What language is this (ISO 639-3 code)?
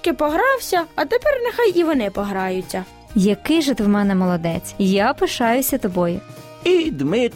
ukr